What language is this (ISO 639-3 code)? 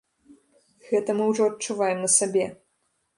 bel